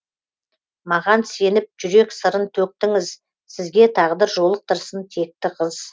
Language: Kazakh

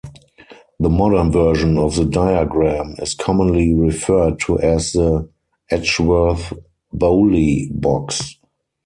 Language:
English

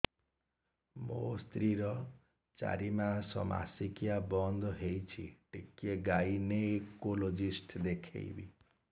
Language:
Odia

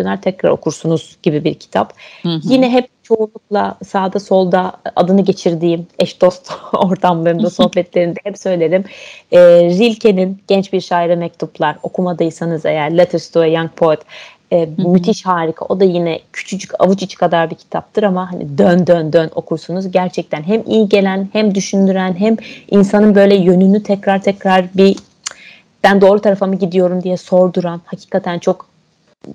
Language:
Turkish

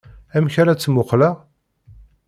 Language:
Kabyle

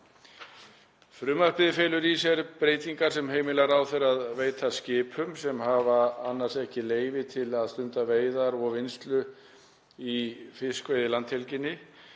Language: Icelandic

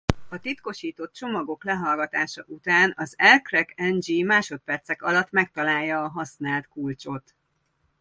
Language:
Hungarian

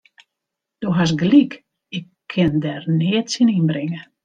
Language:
Western Frisian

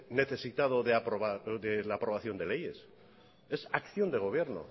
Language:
Spanish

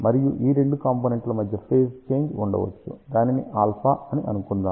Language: Telugu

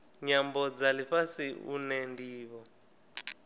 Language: Venda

